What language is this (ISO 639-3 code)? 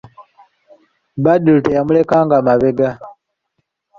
lug